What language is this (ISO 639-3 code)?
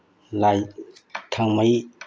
mni